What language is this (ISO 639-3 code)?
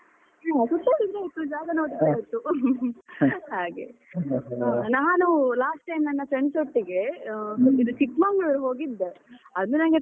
kan